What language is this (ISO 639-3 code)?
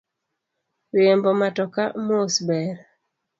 luo